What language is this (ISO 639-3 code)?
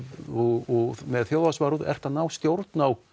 isl